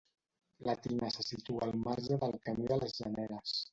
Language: Catalan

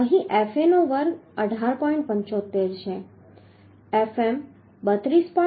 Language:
Gujarati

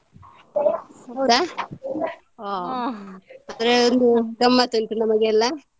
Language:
Kannada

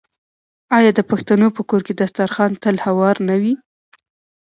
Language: Pashto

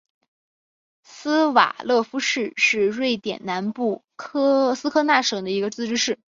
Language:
Chinese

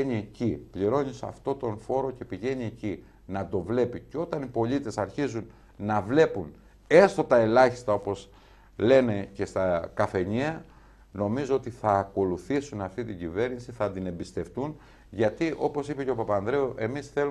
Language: Greek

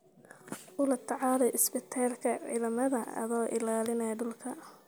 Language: Somali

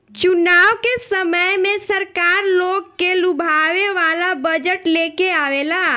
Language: Bhojpuri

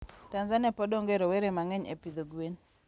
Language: Luo (Kenya and Tanzania)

